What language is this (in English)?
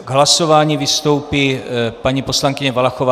Czech